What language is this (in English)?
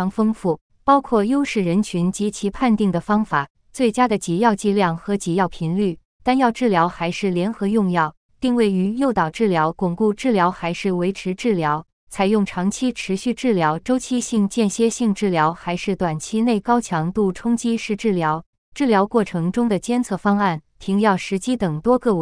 Chinese